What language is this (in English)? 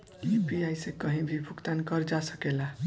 Bhojpuri